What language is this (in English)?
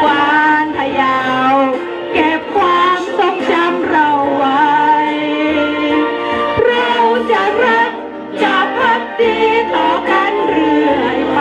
Thai